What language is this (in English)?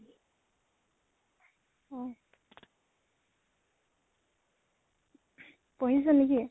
Assamese